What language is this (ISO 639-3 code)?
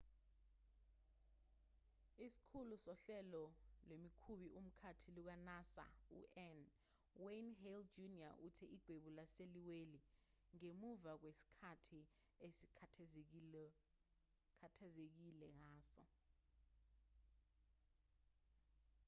zul